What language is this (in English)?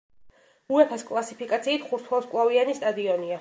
Georgian